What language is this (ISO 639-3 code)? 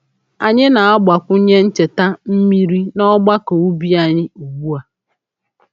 ibo